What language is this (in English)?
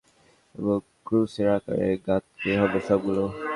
Bangla